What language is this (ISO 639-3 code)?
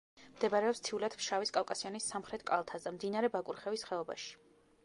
kat